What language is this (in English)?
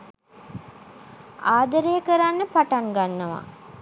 Sinhala